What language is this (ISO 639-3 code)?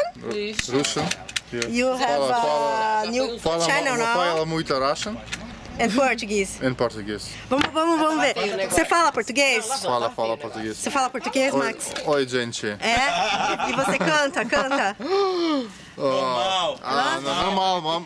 por